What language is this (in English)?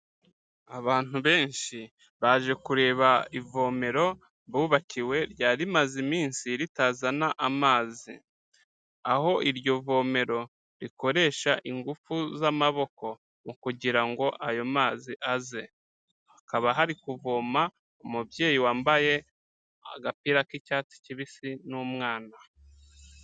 Kinyarwanda